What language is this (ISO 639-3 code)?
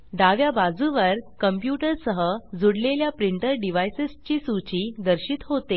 mar